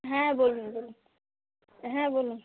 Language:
Bangla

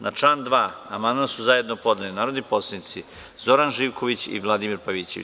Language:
Serbian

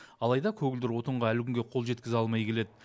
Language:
Kazakh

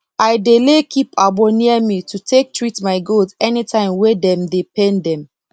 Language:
Nigerian Pidgin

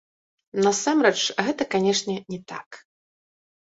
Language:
Belarusian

